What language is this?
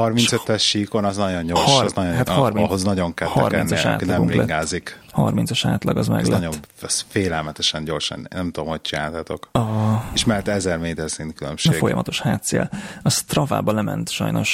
Hungarian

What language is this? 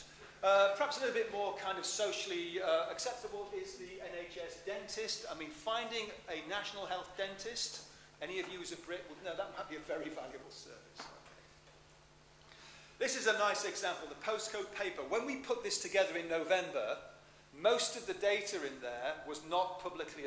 English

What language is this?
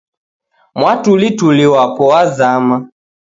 Taita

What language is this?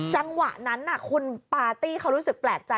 Thai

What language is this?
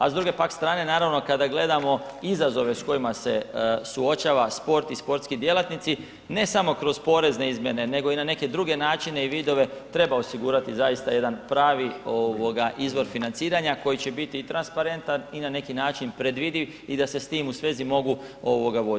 Croatian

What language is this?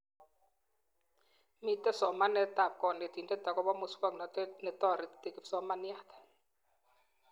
Kalenjin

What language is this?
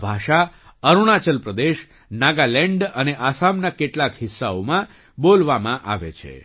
Gujarati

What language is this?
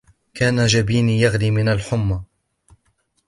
Arabic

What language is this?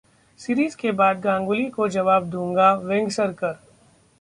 Hindi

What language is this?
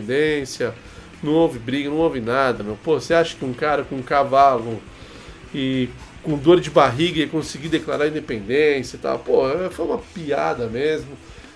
Portuguese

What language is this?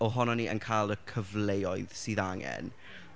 Welsh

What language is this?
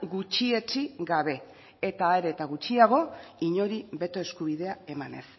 Basque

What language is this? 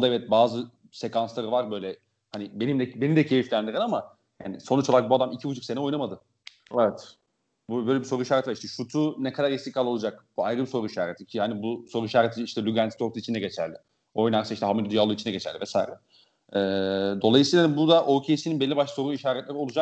Turkish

